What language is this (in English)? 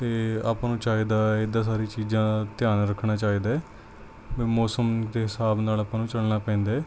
Punjabi